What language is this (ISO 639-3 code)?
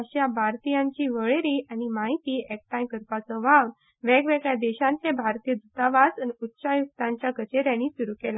kok